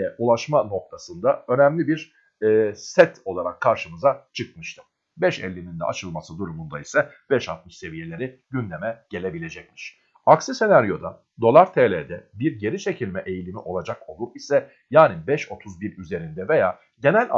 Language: Turkish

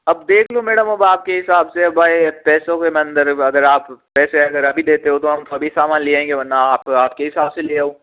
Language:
Hindi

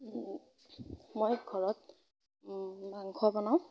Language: Assamese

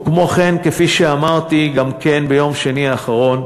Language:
Hebrew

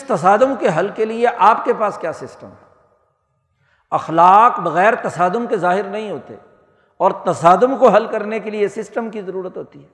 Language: Urdu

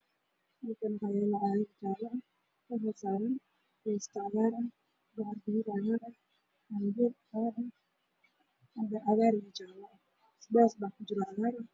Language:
Somali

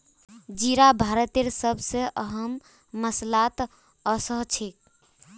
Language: Magahi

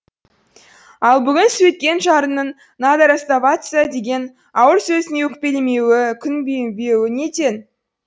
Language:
Kazakh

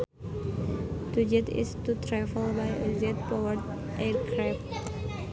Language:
Sundanese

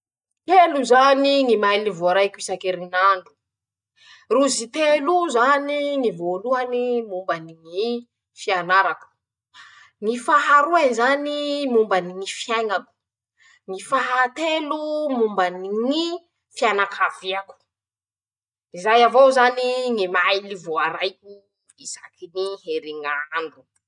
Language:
Masikoro Malagasy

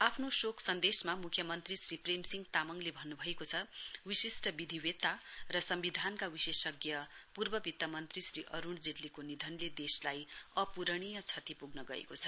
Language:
Nepali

